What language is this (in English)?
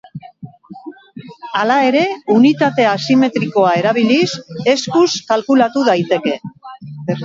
Basque